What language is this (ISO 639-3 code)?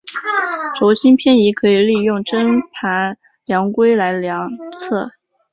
zho